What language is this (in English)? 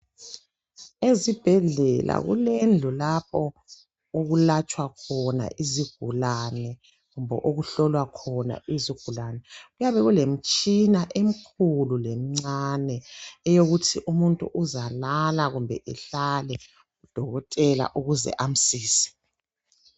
North Ndebele